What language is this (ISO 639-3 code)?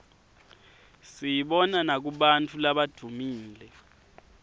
ssw